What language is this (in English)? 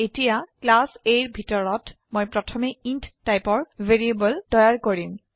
Assamese